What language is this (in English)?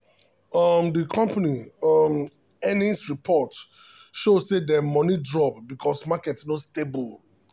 Nigerian Pidgin